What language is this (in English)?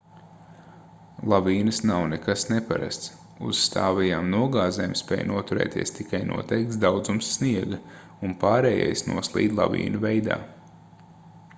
Latvian